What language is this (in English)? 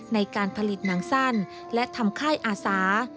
Thai